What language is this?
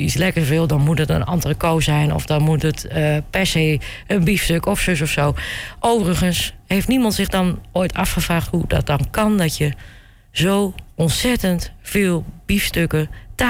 Dutch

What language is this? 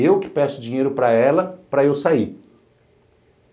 Portuguese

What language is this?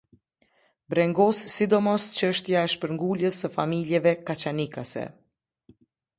Albanian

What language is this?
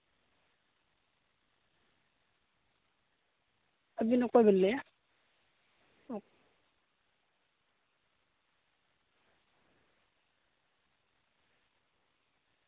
Santali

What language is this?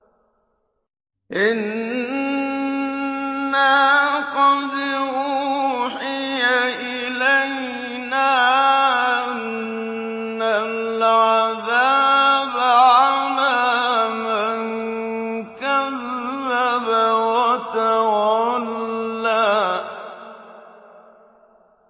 Arabic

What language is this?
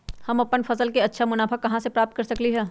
Magahi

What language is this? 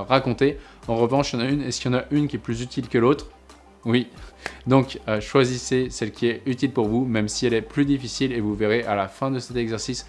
French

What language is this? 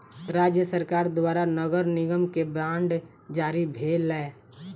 Maithili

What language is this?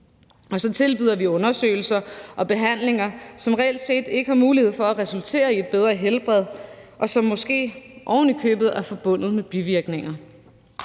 Danish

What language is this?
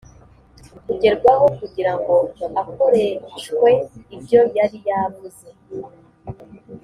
Kinyarwanda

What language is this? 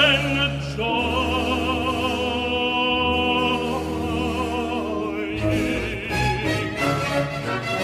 Dutch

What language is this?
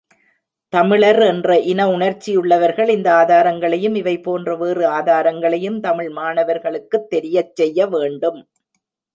Tamil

